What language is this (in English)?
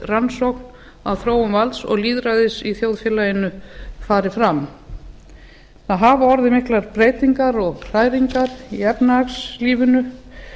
Icelandic